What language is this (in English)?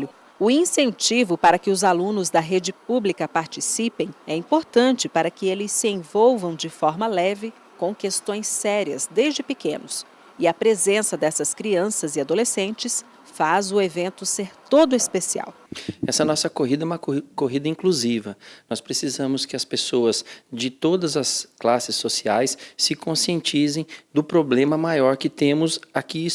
Portuguese